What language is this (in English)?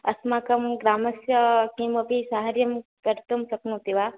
Sanskrit